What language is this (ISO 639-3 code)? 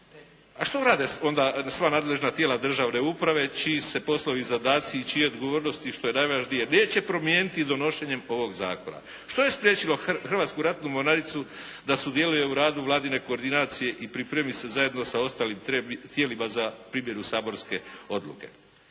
hrv